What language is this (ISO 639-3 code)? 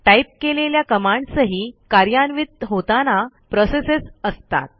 mar